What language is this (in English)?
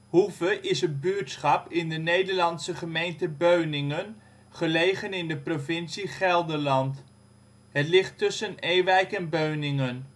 Dutch